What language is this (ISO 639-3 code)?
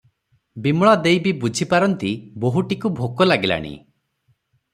ori